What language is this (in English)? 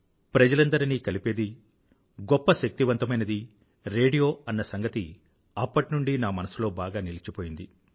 Telugu